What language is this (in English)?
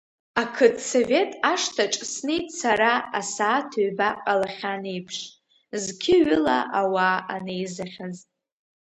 Abkhazian